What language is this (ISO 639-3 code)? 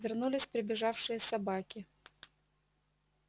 rus